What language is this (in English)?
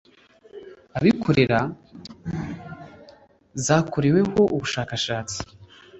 Kinyarwanda